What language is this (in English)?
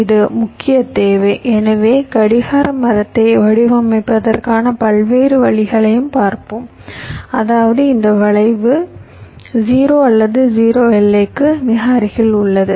Tamil